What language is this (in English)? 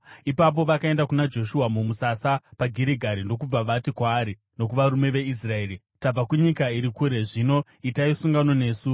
Shona